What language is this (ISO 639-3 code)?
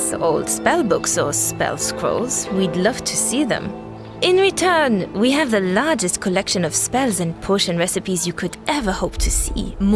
eng